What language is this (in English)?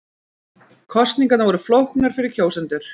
Icelandic